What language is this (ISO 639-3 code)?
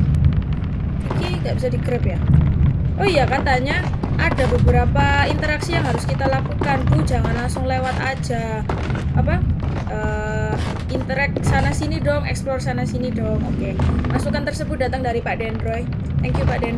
ind